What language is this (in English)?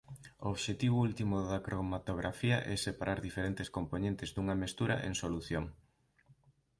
Galician